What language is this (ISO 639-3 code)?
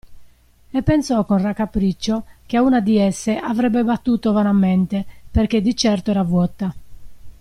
ita